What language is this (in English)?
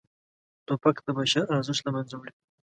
Pashto